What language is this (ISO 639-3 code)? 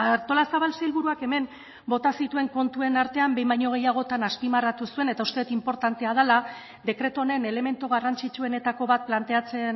eus